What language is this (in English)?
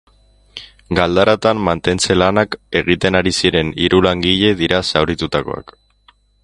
Basque